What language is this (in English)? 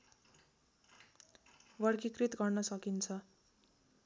Nepali